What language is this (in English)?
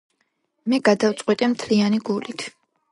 Georgian